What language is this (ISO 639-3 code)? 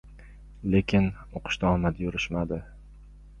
uzb